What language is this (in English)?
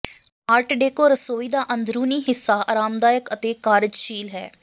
Punjabi